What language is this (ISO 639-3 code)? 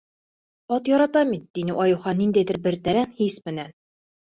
bak